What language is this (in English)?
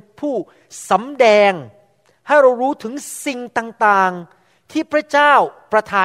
Thai